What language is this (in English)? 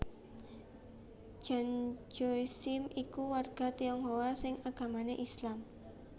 Javanese